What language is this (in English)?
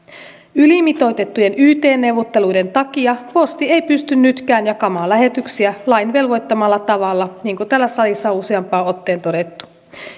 Finnish